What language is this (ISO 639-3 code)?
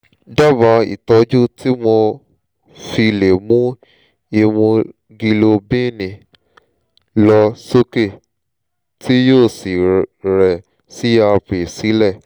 yor